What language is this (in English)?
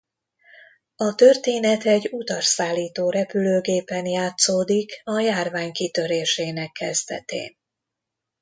Hungarian